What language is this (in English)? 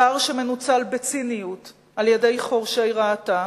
Hebrew